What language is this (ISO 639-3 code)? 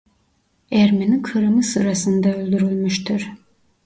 tur